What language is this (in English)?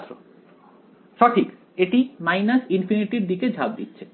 Bangla